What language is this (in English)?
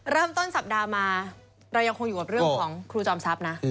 Thai